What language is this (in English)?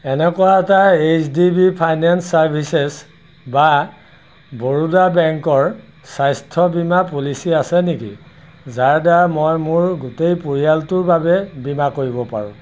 Assamese